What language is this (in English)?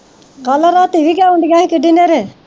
Punjabi